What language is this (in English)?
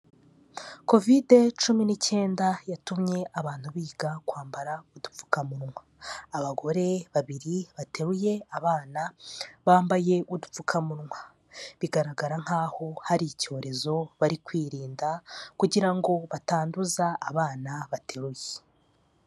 Kinyarwanda